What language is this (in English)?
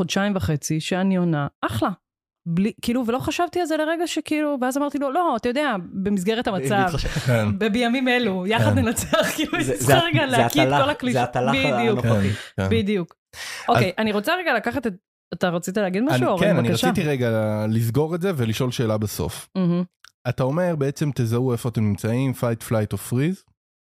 Hebrew